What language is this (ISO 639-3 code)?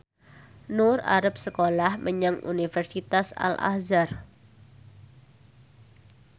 jav